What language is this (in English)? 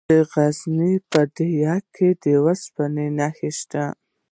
Pashto